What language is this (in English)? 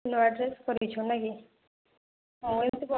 Odia